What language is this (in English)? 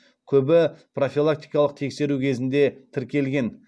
Kazakh